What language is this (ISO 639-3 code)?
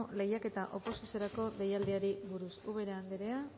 eus